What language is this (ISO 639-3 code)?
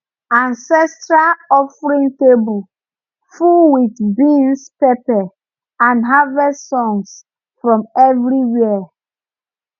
pcm